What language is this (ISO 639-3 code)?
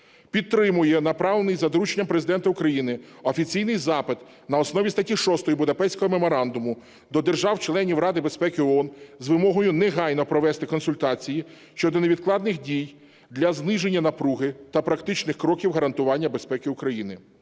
ukr